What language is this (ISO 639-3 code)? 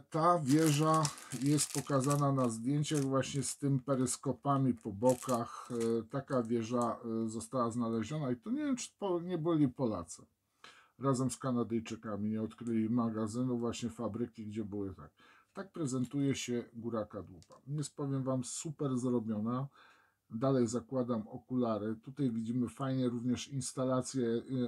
pol